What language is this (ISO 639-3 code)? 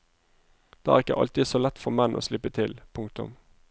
nor